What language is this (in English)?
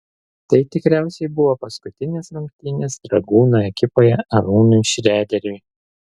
Lithuanian